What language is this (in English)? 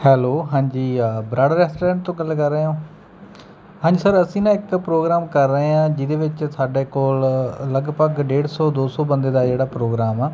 Punjabi